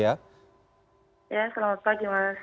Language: Indonesian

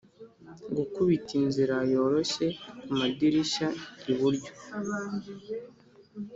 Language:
Kinyarwanda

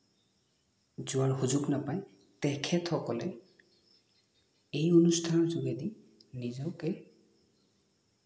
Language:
Assamese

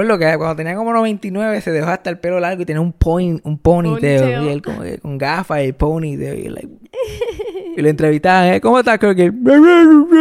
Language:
Spanish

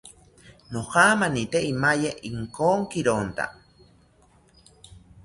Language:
South Ucayali Ashéninka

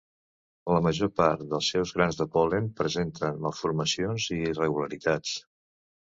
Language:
Catalan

